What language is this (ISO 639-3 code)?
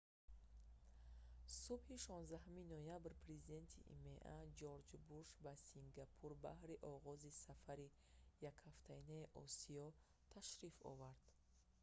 tgk